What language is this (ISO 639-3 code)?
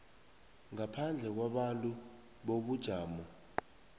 nbl